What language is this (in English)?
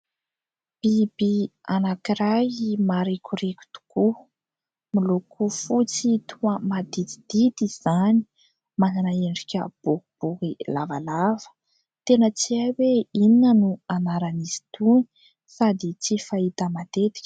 Malagasy